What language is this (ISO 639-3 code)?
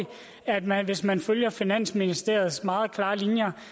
dan